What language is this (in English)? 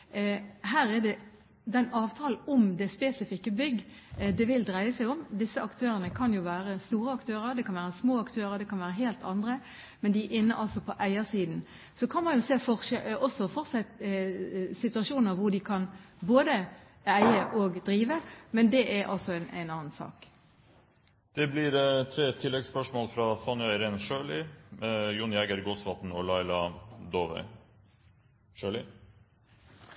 Norwegian